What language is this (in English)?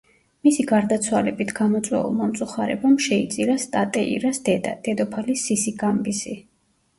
Georgian